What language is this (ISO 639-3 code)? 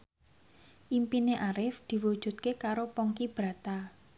jav